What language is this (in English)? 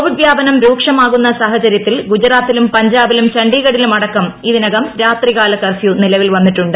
Malayalam